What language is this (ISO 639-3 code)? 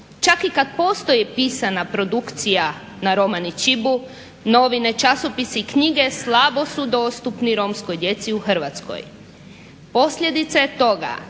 hrv